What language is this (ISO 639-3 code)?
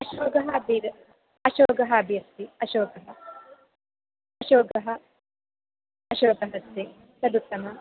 san